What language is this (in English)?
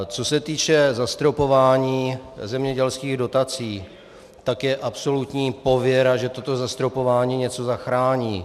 Czech